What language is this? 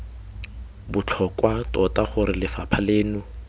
Tswana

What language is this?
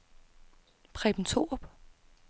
Danish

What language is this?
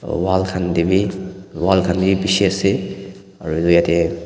Naga Pidgin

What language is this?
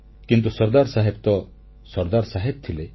Odia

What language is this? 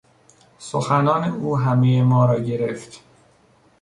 Persian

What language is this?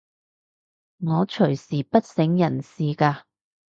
Cantonese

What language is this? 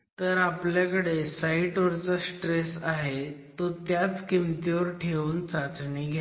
Marathi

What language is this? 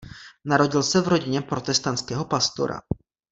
Czech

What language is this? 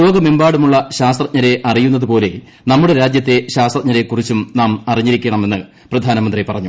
Malayalam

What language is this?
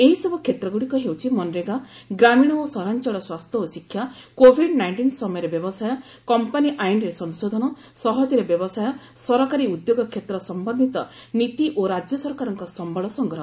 Odia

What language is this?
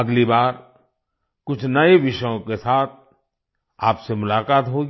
Hindi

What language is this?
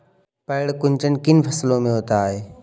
Hindi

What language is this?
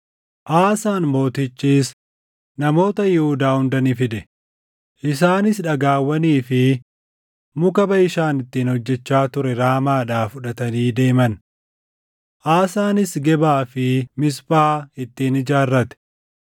Oromo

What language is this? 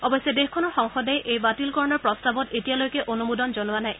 Assamese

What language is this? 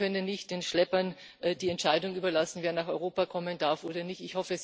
German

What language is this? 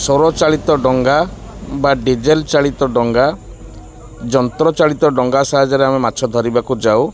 Odia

